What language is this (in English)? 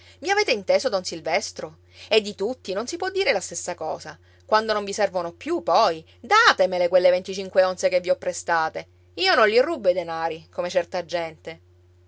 Italian